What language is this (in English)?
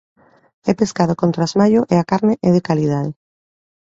Galician